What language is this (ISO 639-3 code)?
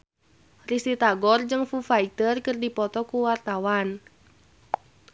sun